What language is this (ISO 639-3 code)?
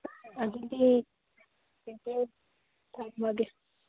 mni